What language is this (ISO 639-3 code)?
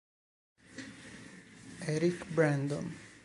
ita